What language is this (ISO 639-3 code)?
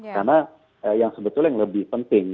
ind